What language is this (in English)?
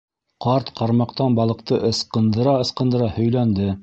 Bashkir